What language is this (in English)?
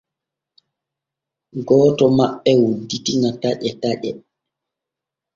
Borgu Fulfulde